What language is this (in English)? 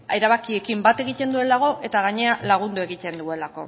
Basque